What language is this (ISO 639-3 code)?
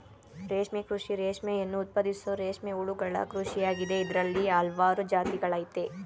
kan